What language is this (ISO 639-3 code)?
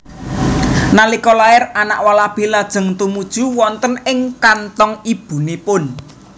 jav